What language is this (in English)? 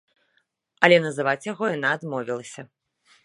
Belarusian